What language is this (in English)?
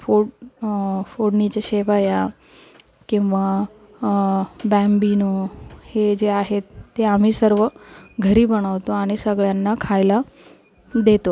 Marathi